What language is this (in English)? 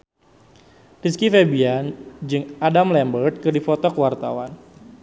Sundanese